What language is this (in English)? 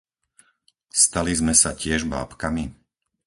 Slovak